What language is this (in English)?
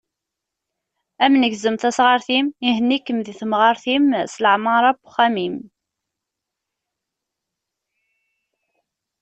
Kabyle